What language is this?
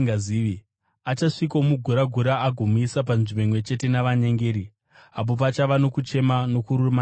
Shona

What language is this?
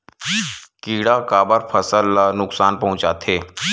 Chhattisgarhi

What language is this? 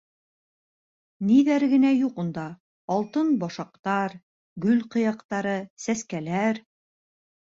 Bashkir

